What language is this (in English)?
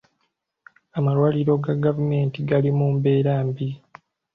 Ganda